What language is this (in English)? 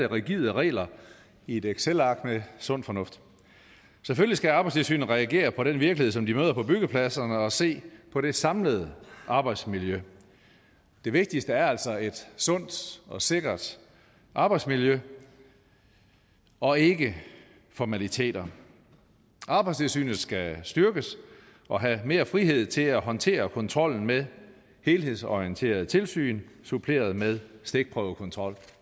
Danish